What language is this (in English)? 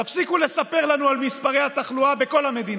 Hebrew